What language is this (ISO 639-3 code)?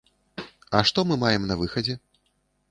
bel